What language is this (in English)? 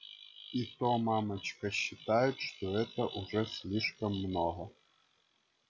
Russian